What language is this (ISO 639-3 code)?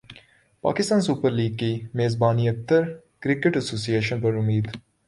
urd